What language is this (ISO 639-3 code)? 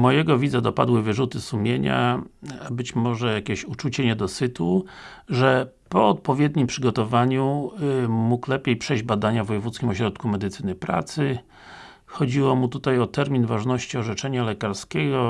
pol